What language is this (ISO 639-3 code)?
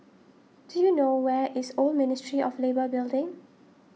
eng